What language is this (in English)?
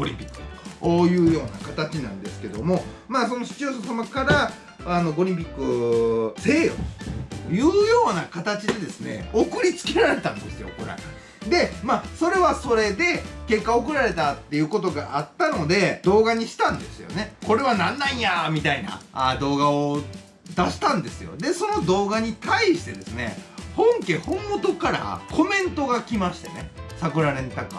Japanese